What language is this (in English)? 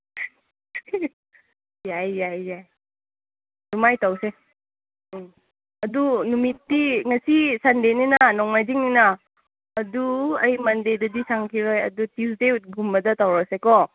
Manipuri